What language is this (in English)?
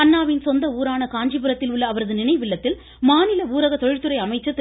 Tamil